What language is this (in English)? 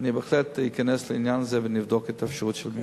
Hebrew